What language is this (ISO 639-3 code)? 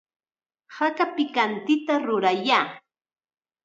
qxa